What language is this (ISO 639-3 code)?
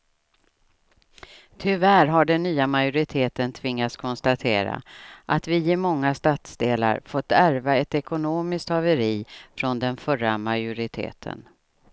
swe